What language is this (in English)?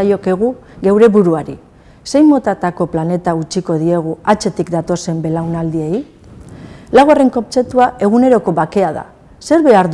Basque